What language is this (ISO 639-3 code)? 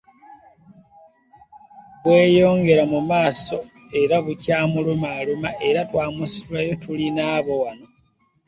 lug